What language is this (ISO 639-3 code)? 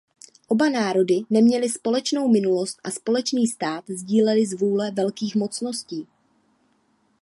ces